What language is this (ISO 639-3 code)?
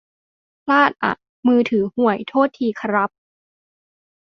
tha